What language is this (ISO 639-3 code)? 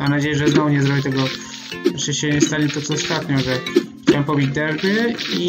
pol